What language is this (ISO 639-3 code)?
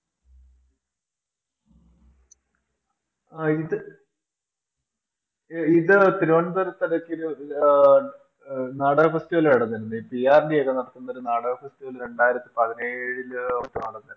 mal